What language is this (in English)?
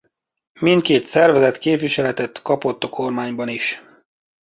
Hungarian